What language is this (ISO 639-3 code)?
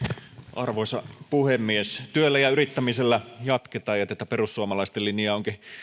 fin